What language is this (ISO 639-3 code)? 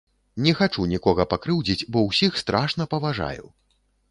bel